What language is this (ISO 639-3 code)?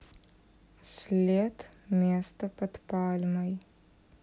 rus